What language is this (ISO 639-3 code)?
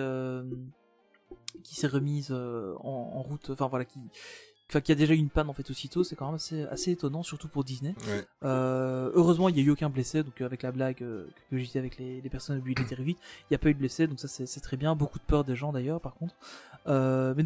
fra